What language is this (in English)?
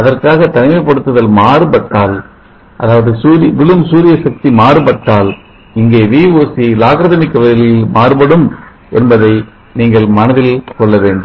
Tamil